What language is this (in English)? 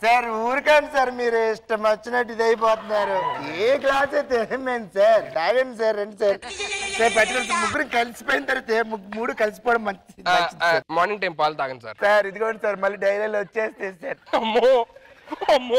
Telugu